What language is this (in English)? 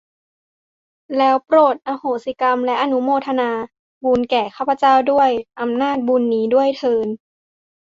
Thai